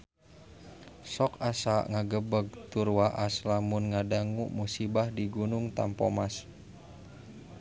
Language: Sundanese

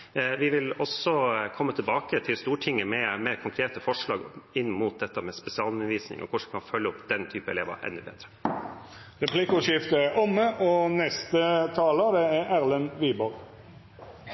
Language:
Norwegian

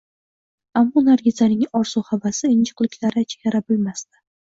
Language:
Uzbek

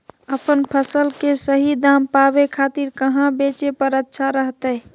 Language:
Magahi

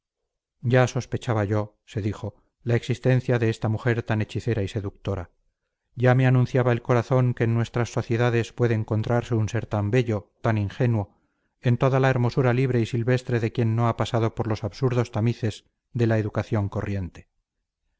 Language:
Spanish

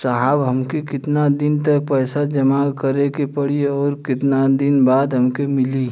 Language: Bhojpuri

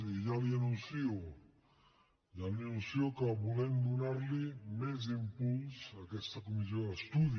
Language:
Catalan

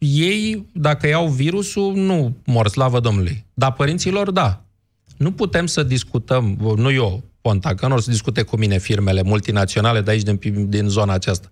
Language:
Romanian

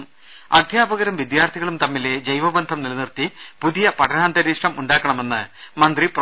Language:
Malayalam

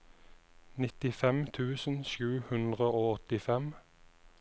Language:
Norwegian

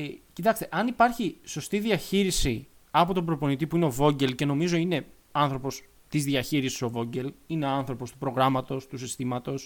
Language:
Greek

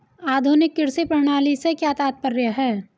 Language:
Hindi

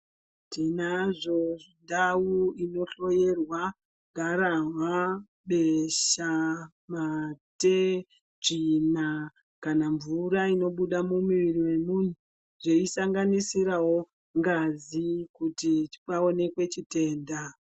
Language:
Ndau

